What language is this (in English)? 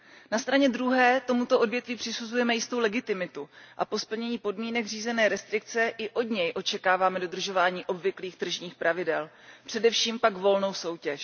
Czech